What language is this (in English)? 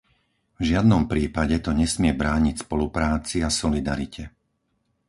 Slovak